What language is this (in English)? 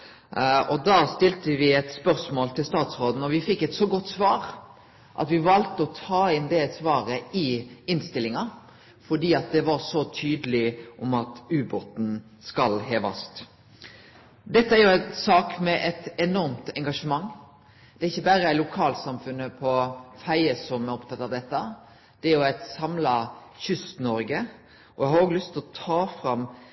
Norwegian Nynorsk